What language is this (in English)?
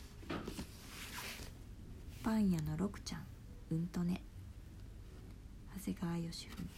Japanese